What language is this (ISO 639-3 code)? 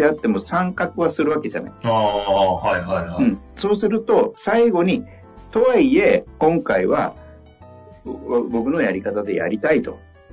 jpn